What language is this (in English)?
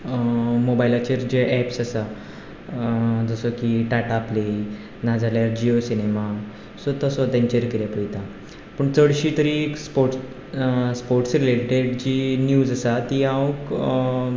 Konkani